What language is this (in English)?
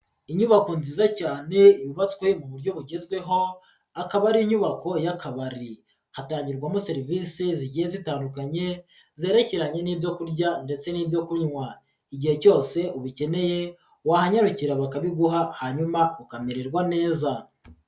Kinyarwanda